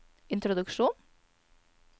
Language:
Norwegian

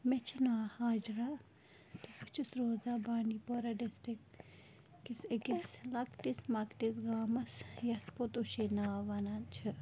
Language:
Kashmiri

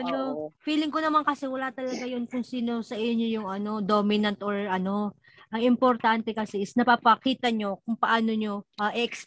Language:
Filipino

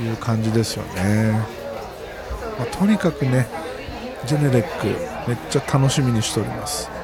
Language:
Japanese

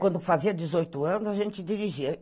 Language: Portuguese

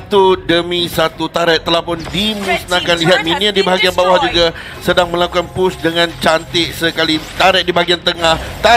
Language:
Malay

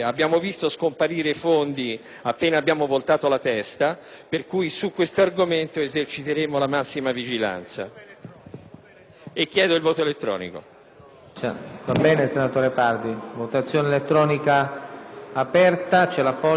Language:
Italian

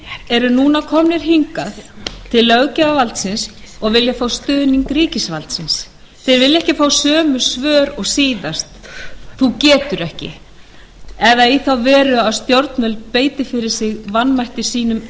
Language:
Icelandic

